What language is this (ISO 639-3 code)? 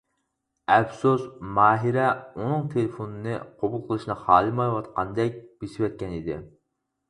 uig